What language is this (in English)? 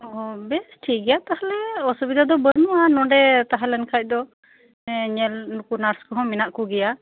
Santali